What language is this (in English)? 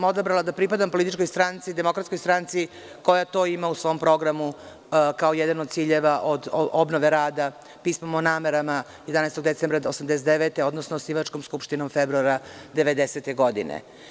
Serbian